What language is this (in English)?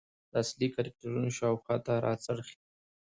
Pashto